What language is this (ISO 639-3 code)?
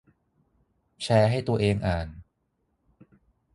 tha